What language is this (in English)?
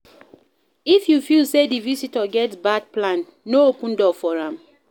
Nigerian Pidgin